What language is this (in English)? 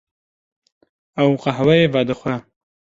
Kurdish